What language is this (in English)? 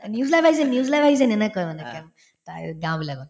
Assamese